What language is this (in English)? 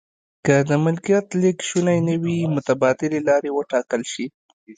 Pashto